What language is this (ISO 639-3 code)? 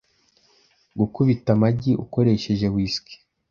kin